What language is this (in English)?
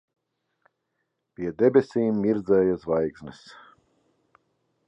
Latvian